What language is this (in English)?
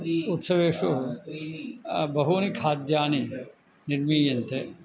Sanskrit